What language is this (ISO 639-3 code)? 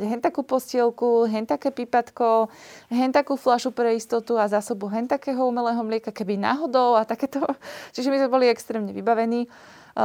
slk